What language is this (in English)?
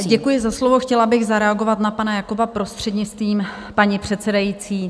Czech